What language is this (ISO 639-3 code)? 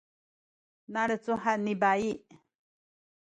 szy